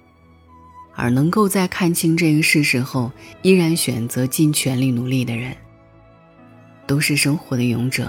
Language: Chinese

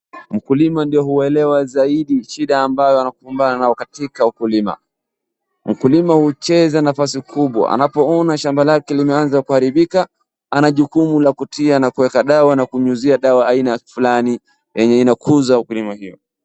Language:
Swahili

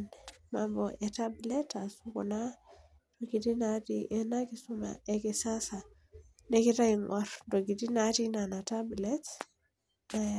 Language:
Masai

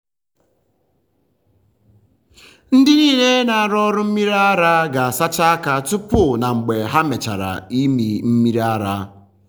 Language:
Igbo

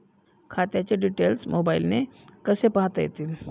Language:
Marathi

